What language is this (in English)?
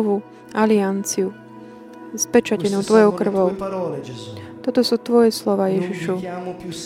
Slovak